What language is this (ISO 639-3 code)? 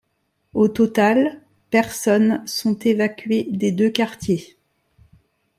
fra